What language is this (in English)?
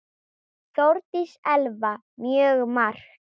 Icelandic